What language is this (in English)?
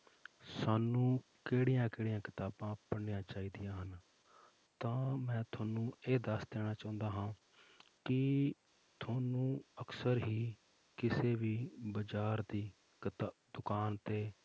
Punjabi